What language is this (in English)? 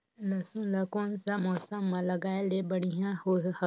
Chhattisgarhi